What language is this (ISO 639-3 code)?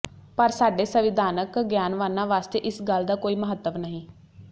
pan